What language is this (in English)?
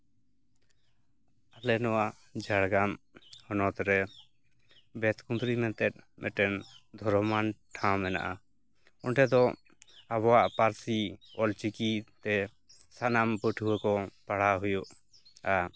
Santali